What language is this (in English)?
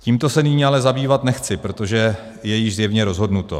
Czech